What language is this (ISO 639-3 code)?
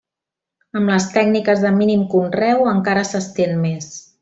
cat